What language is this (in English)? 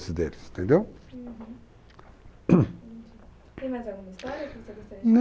Portuguese